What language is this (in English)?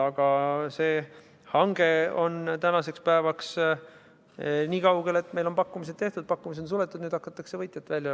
Estonian